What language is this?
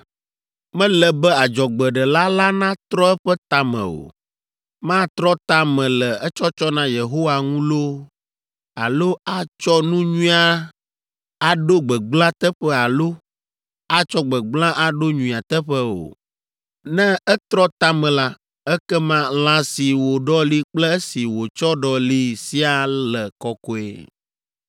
Ewe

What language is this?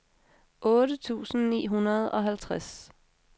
Danish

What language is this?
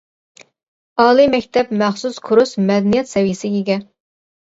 Uyghur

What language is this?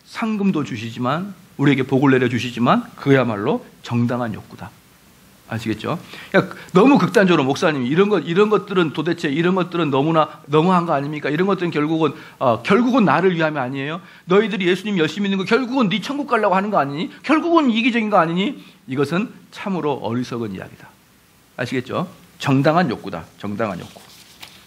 Korean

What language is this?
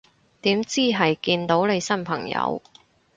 Cantonese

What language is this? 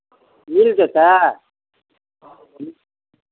Maithili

